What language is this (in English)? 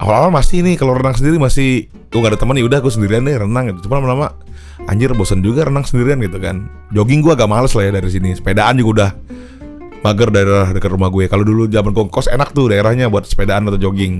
Indonesian